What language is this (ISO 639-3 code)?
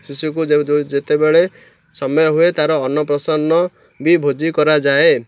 ori